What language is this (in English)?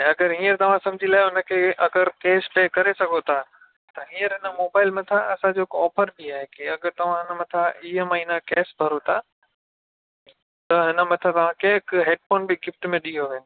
Sindhi